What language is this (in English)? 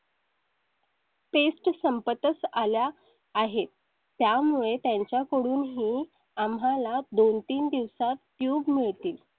Marathi